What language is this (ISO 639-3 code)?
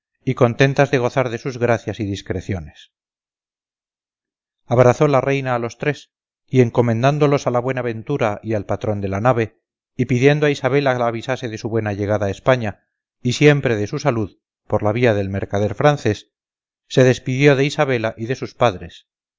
spa